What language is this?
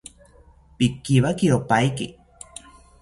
South Ucayali Ashéninka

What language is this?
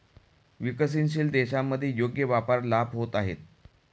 Marathi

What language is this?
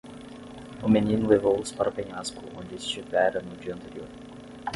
Portuguese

